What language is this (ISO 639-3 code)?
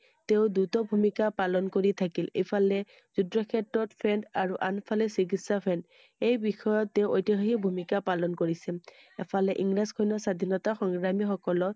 asm